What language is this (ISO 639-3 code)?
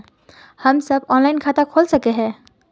mag